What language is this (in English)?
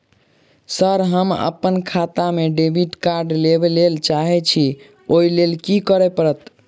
Maithili